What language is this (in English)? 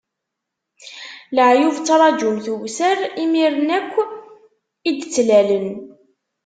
Kabyle